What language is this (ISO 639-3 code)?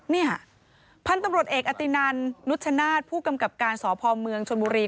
tha